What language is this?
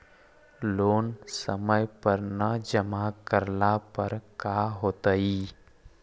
Magahi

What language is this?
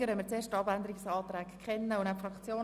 Swiss German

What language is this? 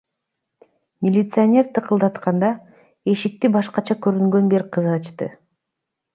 Kyrgyz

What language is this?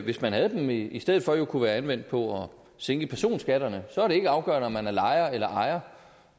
Danish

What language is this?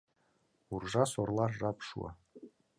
Mari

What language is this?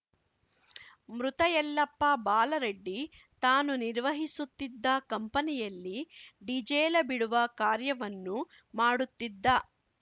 Kannada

